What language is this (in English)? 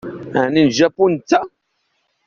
Kabyle